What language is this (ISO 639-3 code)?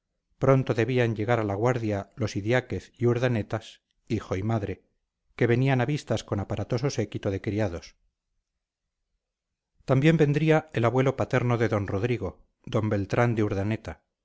spa